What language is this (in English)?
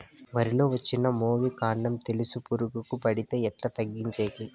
Telugu